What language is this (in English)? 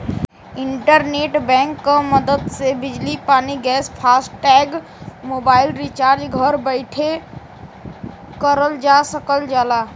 Bhojpuri